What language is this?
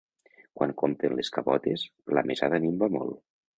Catalan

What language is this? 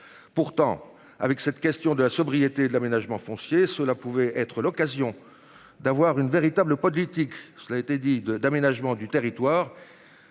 French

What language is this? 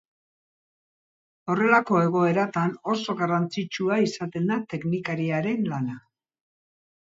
Basque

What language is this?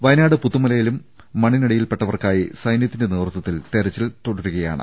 Malayalam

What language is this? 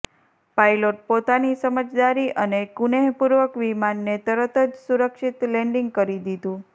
Gujarati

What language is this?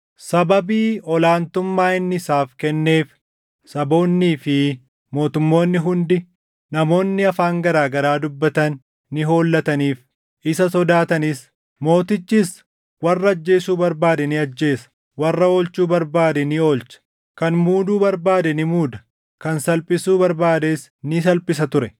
Oromo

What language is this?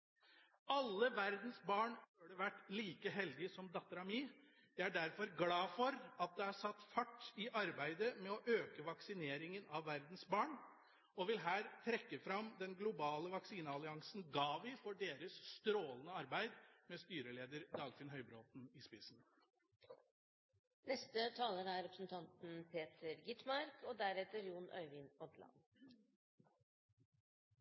Norwegian Bokmål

